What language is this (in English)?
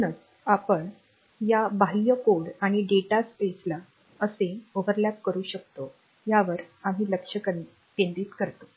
Marathi